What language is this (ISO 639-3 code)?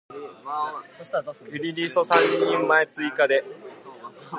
jpn